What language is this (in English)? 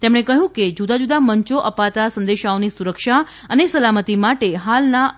Gujarati